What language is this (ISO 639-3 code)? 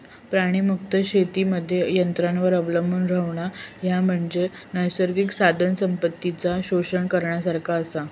mar